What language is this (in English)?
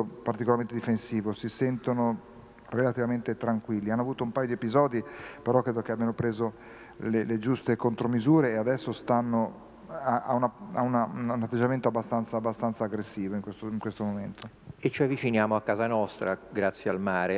Italian